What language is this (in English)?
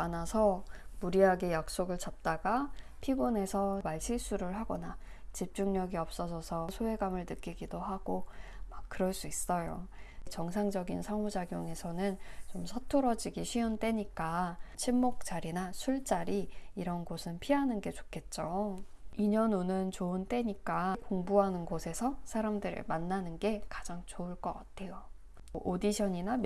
Korean